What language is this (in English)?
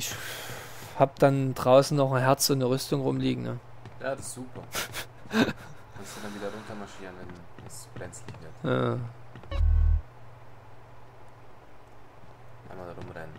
German